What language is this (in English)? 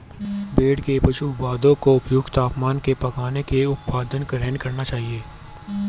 Hindi